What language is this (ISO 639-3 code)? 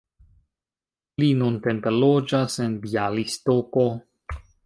epo